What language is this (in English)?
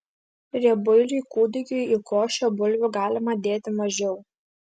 Lithuanian